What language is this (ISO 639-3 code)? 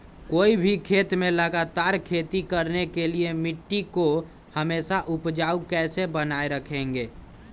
mag